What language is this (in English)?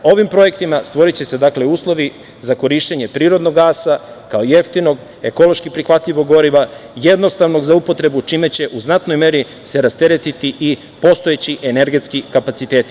Serbian